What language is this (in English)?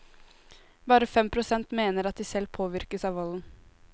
Norwegian